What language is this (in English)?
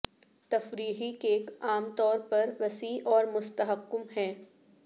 Urdu